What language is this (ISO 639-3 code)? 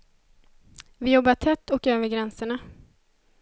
swe